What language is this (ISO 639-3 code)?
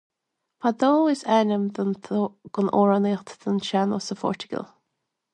gle